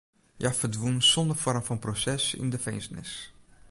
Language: Western Frisian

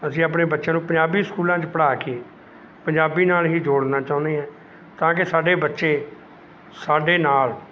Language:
Punjabi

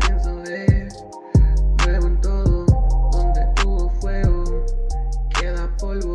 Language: Spanish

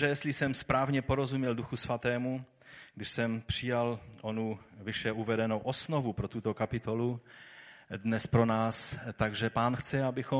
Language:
Czech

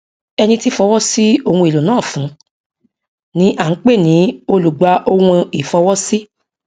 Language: Yoruba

